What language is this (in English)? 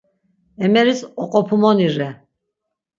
Laz